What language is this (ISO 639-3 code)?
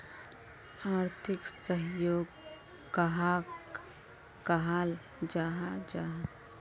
mag